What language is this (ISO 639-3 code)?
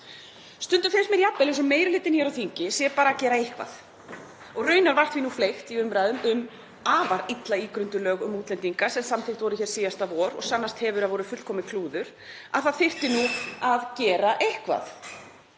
isl